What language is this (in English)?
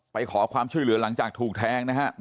Thai